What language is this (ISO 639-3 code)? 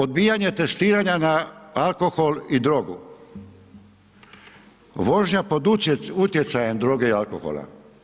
hrv